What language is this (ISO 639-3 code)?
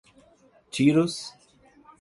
por